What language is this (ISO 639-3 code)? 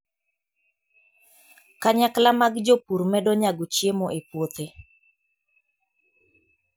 luo